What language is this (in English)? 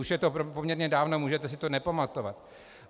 Czech